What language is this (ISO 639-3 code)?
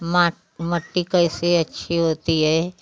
hin